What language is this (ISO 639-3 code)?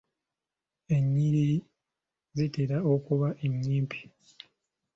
lug